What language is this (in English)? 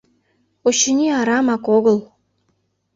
Mari